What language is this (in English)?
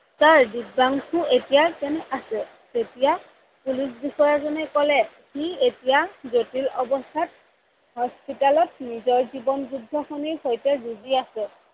Assamese